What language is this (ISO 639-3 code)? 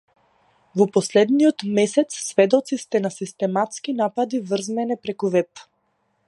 mkd